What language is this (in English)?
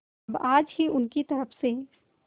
Hindi